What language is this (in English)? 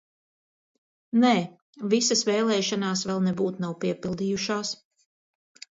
Latvian